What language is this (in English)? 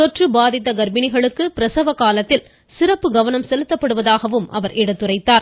Tamil